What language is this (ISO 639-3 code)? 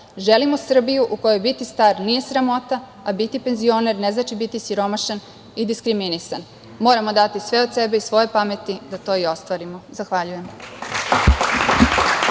srp